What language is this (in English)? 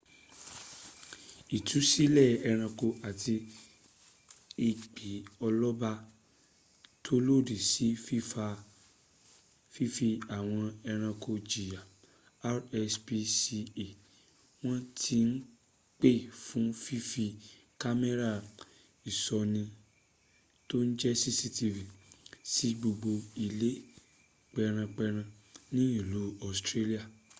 Yoruba